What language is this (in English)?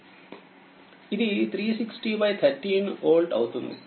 Telugu